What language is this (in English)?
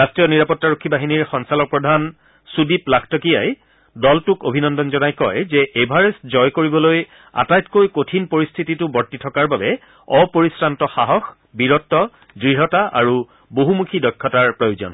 Assamese